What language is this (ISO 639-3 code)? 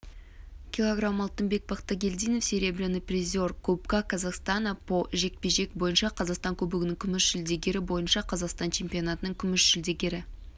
kaz